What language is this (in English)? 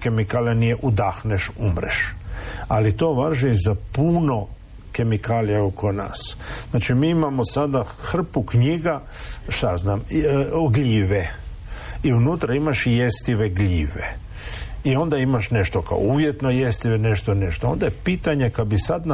Croatian